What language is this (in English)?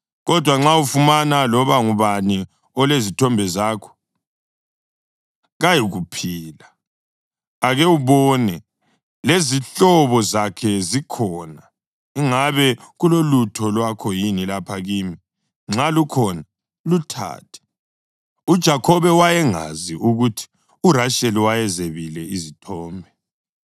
North Ndebele